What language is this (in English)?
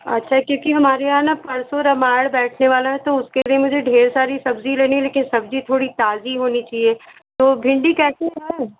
Hindi